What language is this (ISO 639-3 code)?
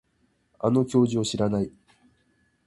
jpn